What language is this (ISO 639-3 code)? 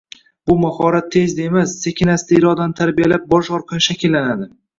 uzb